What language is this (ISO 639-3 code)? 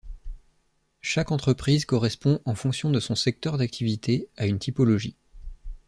fra